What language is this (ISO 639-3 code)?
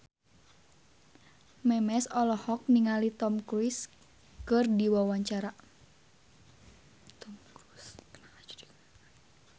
sun